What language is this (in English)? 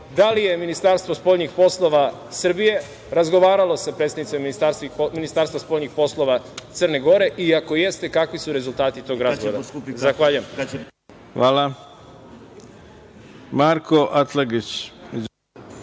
Serbian